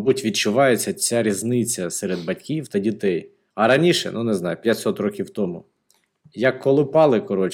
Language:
Ukrainian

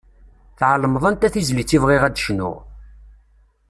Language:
Kabyle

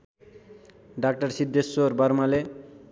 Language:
Nepali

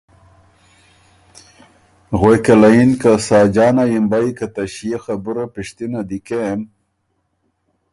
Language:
Ormuri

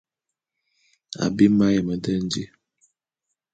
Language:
Bulu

